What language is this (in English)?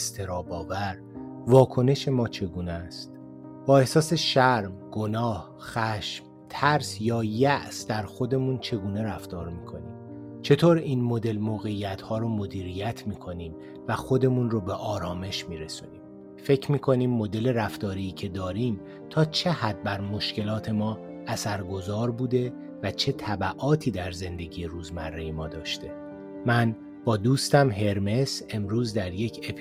Persian